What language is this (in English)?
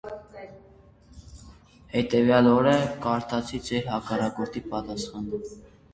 Armenian